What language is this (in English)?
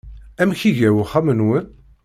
Kabyle